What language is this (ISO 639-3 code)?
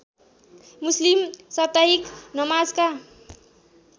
nep